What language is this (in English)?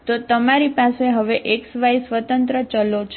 Gujarati